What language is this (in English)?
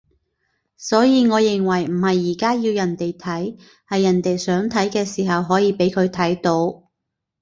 Cantonese